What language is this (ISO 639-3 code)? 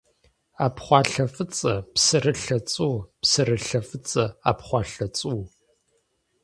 kbd